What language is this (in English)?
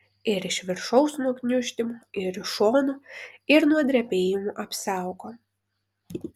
Lithuanian